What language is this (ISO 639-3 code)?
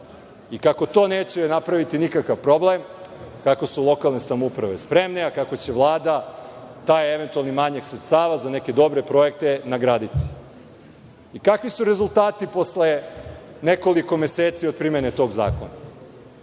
srp